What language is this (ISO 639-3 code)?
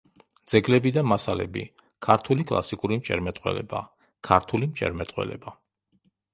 kat